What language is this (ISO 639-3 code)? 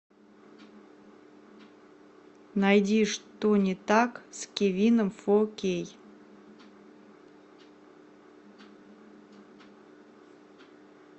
rus